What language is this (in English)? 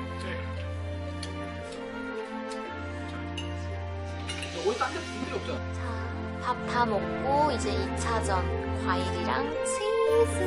Korean